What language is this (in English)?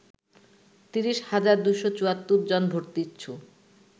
Bangla